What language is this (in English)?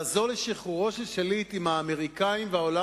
Hebrew